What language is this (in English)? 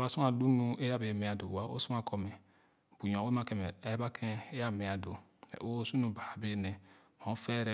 Khana